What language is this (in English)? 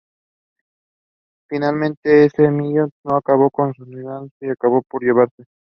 English